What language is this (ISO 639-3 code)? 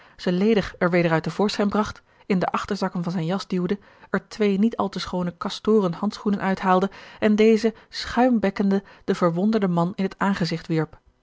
nld